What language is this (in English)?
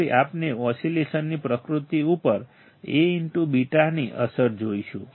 Gujarati